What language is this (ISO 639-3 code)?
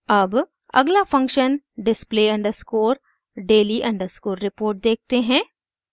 hin